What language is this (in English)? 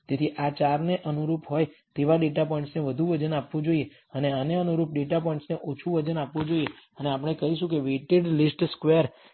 Gujarati